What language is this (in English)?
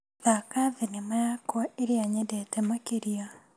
Kikuyu